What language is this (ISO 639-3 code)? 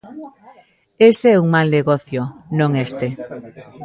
glg